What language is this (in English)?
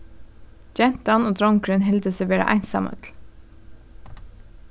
Faroese